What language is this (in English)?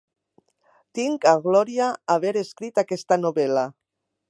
Catalan